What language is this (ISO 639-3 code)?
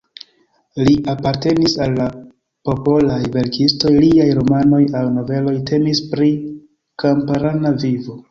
epo